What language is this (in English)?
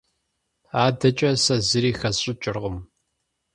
Kabardian